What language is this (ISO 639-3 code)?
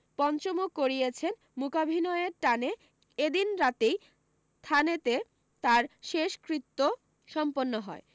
ben